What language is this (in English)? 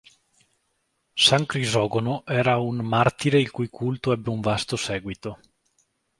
Italian